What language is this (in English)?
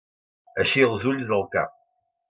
Catalan